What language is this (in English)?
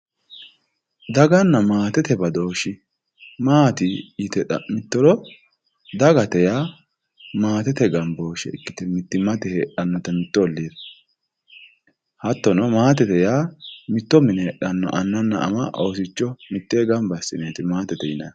Sidamo